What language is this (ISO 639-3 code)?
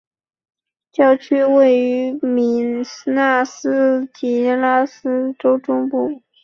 zho